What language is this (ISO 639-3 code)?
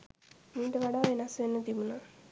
sin